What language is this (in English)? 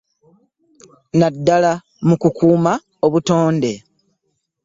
Ganda